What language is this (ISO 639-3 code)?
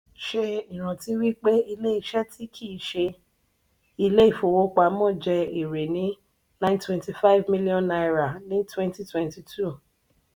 yor